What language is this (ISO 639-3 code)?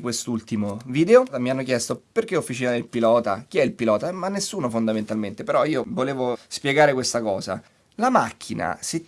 ita